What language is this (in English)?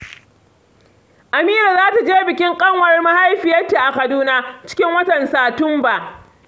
Hausa